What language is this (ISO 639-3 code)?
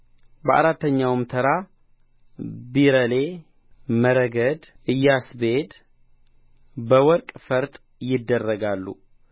amh